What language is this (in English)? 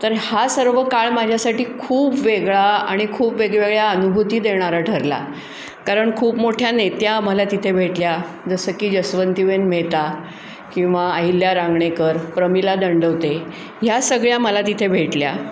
Marathi